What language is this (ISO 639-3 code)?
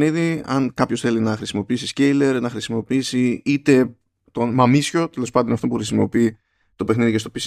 ell